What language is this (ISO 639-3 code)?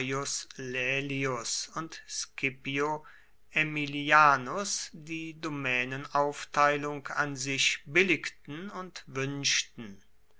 deu